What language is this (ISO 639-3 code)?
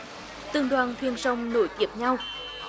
vie